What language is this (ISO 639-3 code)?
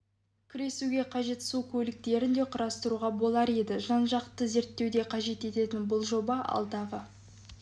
kaz